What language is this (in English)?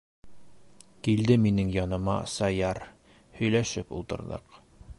Bashkir